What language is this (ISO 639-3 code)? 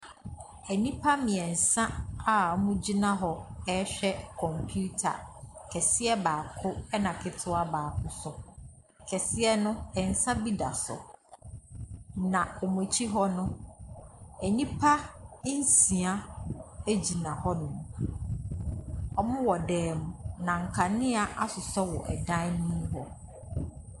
aka